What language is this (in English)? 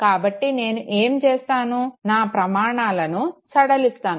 Telugu